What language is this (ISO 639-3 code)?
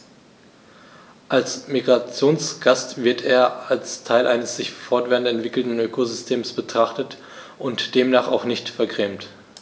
deu